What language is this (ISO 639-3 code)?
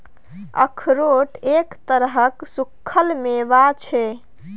mai